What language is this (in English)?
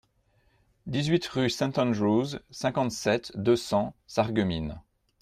French